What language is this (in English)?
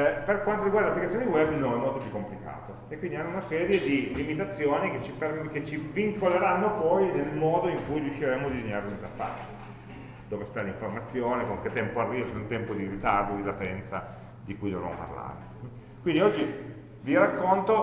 Italian